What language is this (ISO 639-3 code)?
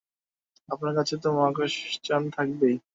ben